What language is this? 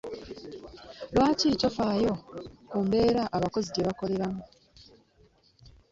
Ganda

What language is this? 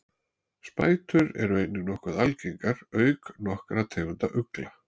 Icelandic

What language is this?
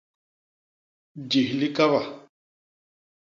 Basaa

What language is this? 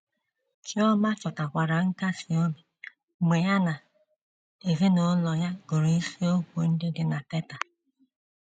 Igbo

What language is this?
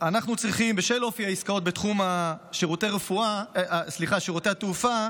Hebrew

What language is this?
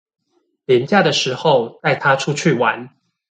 Chinese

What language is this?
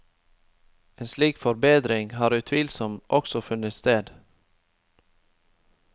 Norwegian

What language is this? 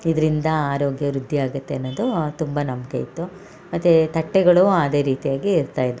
Kannada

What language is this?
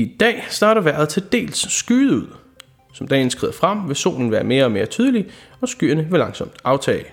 Danish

